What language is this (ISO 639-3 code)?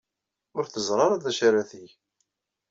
kab